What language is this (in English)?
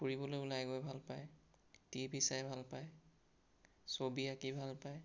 Assamese